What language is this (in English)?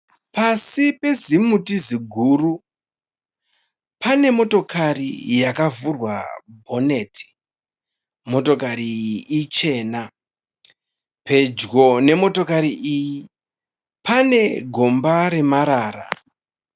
Shona